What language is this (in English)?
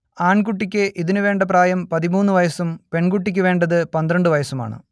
Malayalam